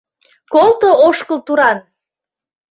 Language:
Mari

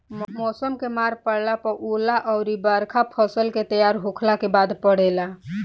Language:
Bhojpuri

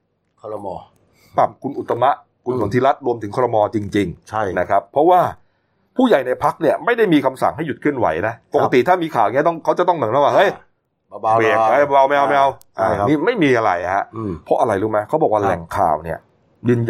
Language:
Thai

